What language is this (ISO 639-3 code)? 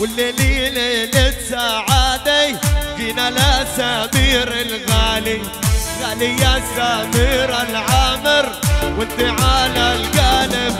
ara